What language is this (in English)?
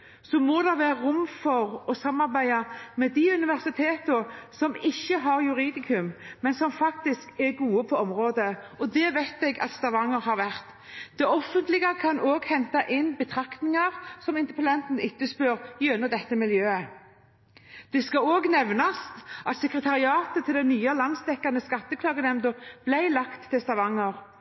Norwegian Bokmål